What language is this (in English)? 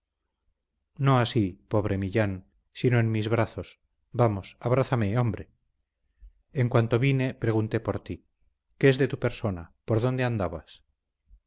Spanish